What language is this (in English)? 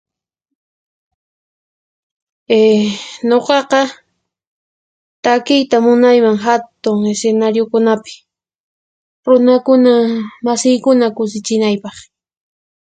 Puno Quechua